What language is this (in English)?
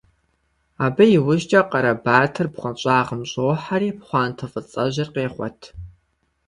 Kabardian